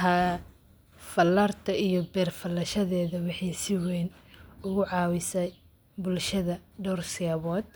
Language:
Somali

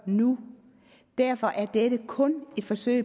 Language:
Danish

